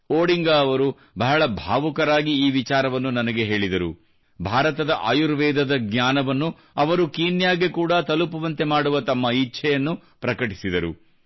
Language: Kannada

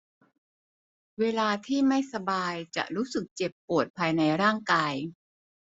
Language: Thai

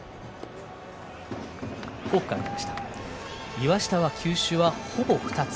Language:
Japanese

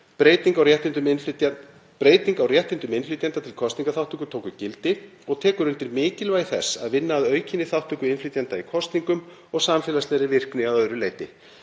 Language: Icelandic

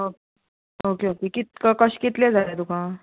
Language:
Konkani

